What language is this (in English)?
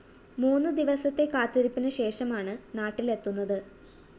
Malayalam